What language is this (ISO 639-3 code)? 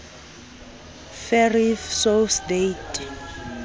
sot